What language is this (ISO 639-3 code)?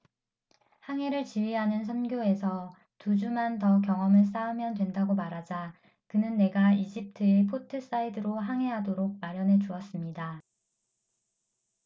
kor